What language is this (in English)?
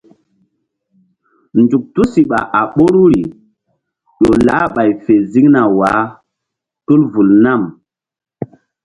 Mbum